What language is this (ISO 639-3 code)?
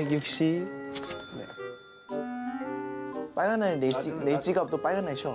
kor